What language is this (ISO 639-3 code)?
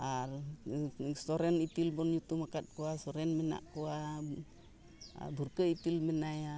sat